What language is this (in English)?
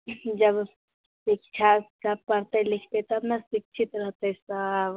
Maithili